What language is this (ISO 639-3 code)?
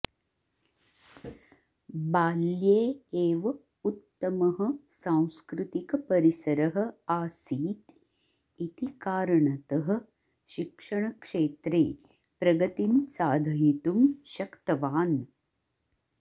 san